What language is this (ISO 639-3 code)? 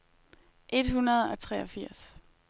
dan